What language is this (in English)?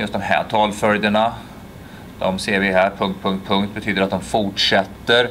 Swedish